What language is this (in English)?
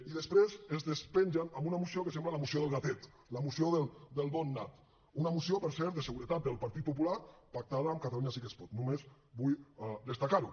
Catalan